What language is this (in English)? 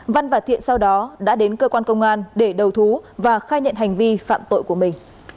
Vietnamese